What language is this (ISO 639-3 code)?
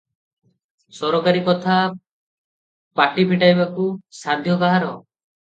ori